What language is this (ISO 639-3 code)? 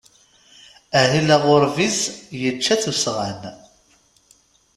kab